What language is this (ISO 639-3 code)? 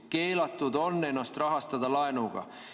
est